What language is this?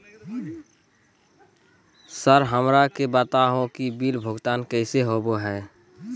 Magahi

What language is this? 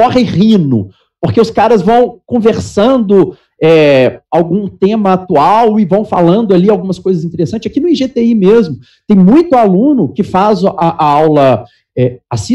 Portuguese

